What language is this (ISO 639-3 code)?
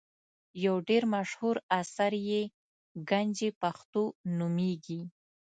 pus